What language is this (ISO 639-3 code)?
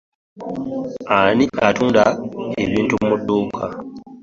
lug